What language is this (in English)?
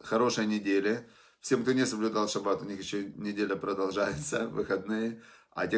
Russian